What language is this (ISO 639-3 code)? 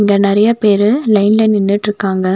tam